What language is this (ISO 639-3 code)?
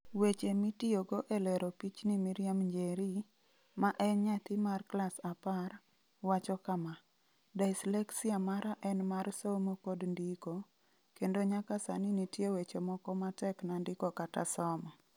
luo